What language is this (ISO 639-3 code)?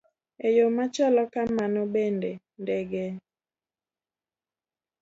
luo